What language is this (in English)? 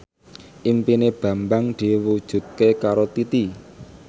Javanese